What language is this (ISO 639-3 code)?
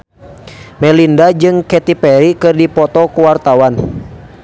sun